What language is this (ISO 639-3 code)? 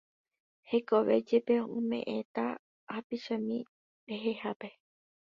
grn